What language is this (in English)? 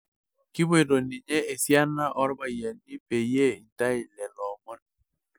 Masai